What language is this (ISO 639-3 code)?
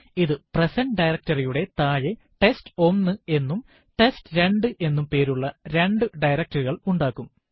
mal